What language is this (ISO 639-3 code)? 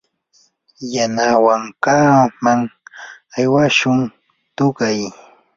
qur